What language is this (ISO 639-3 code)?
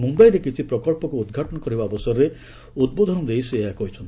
ori